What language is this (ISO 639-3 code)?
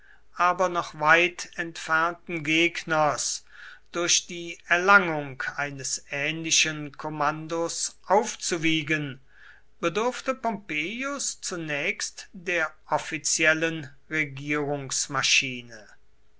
deu